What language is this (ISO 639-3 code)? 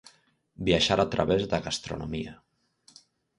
glg